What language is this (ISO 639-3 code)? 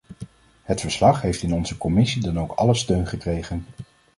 nld